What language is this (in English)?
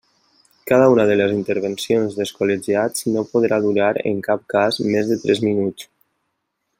Catalan